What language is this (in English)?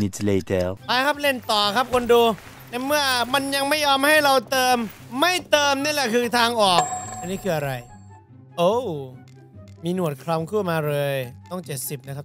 Thai